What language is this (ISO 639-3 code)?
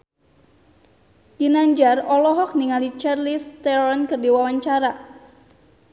sun